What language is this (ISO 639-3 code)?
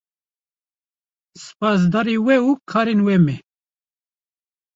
kur